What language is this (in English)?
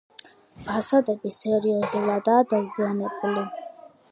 Georgian